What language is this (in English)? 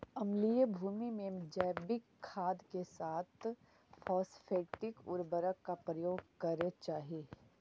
Magahi